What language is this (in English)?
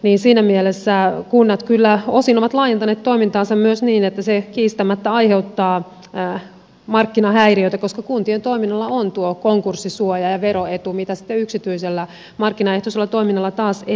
Finnish